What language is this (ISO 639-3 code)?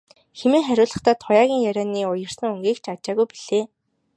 mon